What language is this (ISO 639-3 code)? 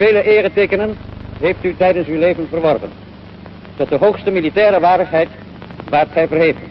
nld